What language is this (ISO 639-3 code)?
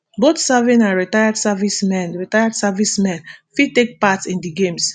pcm